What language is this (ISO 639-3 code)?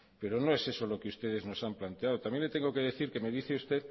spa